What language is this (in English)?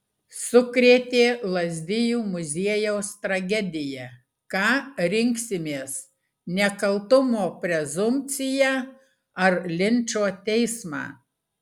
Lithuanian